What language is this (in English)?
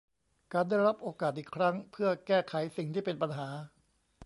Thai